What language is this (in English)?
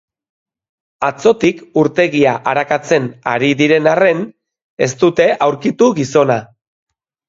Basque